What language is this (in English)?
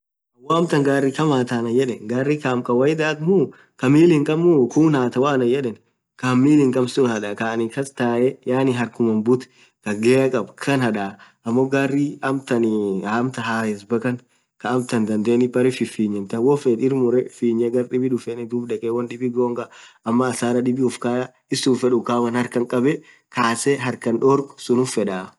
Orma